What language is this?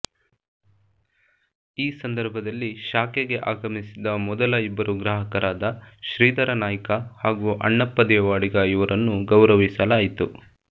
Kannada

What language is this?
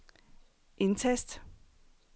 Danish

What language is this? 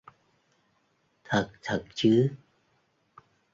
Vietnamese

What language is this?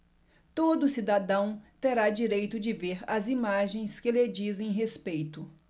Portuguese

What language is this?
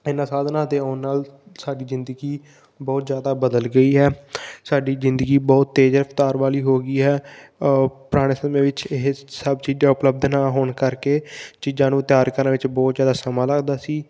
Punjabi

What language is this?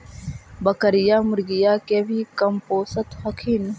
Magahi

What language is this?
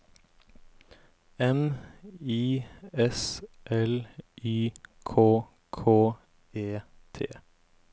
Norwegian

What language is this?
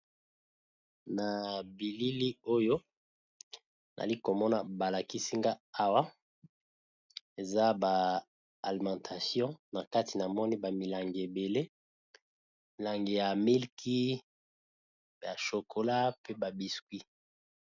Lingala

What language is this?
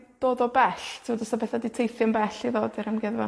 Welsh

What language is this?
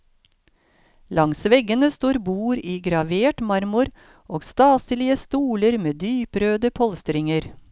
Norwegian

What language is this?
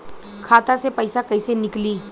Bhojpuri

